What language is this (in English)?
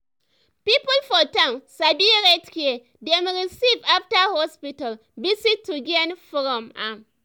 Nigerian Pidgin